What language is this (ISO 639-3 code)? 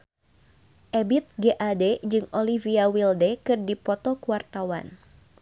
sun